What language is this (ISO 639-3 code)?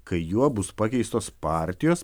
lit